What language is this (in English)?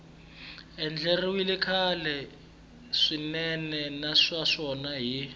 Tsonga